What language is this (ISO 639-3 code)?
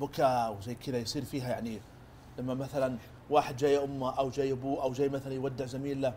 ara